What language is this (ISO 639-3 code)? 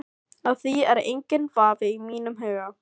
isl